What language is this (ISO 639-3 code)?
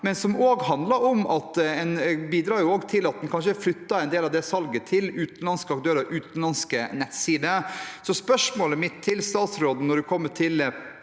nor